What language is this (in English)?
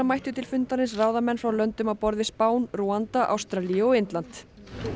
Icelandic